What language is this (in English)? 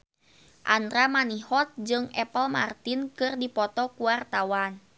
Sundanese